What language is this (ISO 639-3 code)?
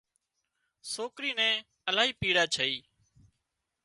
kxp